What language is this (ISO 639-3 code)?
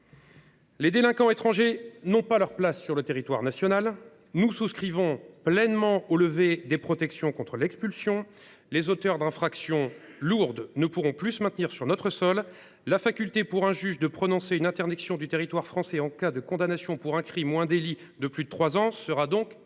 fra